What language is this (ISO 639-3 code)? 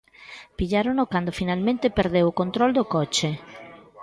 glg